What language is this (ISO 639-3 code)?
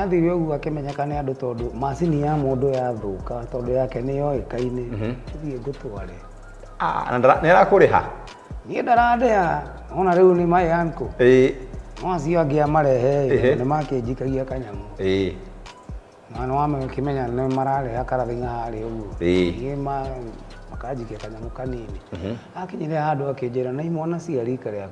swa